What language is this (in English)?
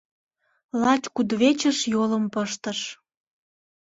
Mari